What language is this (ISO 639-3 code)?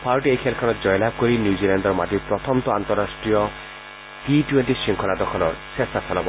asm